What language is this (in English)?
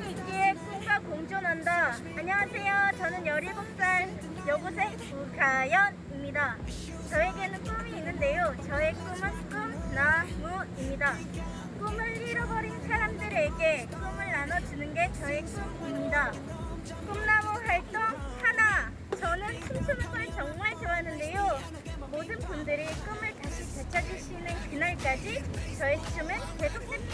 Korean